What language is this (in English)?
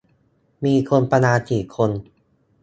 Thai